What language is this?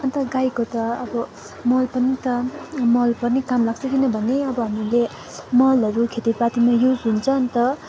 Nepali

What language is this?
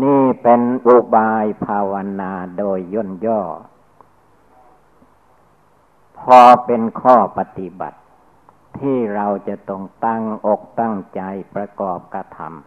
Thai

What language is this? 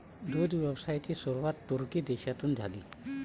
Marathi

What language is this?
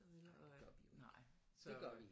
Danish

